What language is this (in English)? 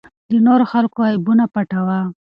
Pashto